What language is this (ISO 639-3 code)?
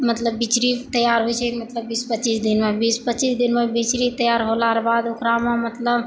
mai